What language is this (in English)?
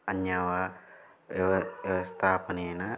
Sanskrit